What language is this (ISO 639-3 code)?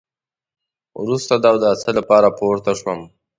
pus